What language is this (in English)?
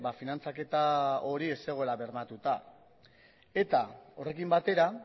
Basque